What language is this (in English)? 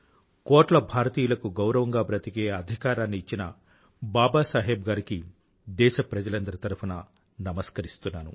Telugu